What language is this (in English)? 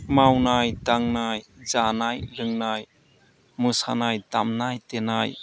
Bodo